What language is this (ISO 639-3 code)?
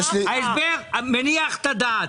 heb